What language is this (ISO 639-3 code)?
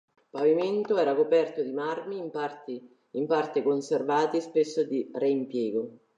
ita